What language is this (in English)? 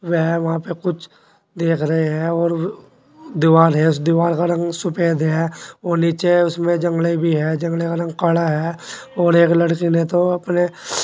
Hindi